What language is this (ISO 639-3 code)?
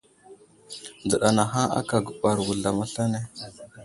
udl